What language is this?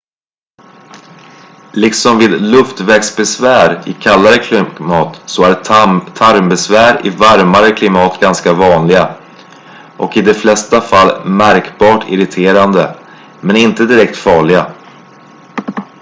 Swedish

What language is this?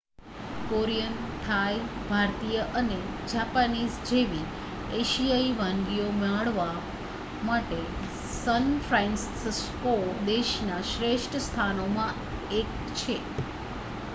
Gujarati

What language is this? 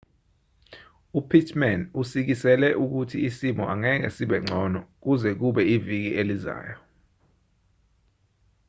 Zulu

